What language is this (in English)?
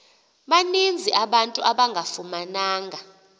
Xhosa